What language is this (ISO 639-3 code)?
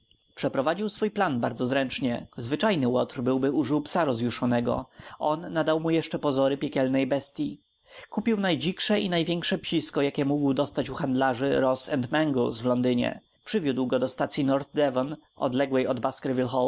pol